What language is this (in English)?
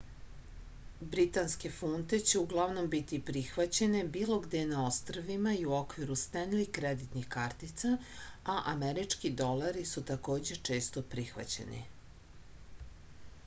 Serbian